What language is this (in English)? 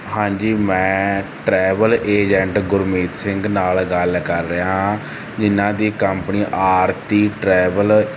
Punjabi